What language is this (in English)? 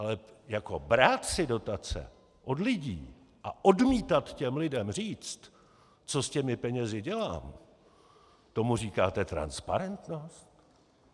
Czech